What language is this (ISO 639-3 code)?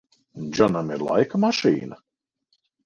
lav